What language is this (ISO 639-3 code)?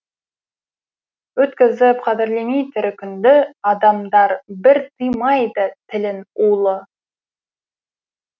kaz